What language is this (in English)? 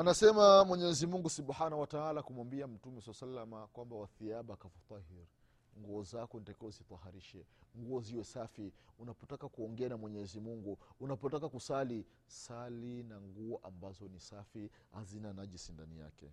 Swahili